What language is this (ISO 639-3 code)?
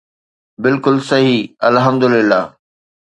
snd